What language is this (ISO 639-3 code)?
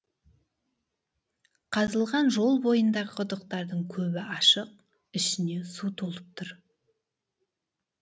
kaz